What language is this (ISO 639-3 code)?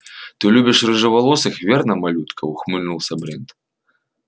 rus